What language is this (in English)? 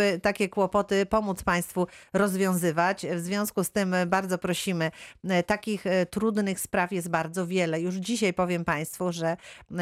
Polish